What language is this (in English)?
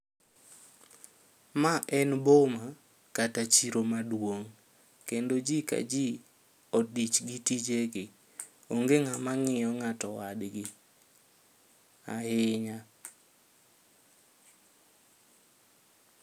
Luo (Kenya and Tanzania)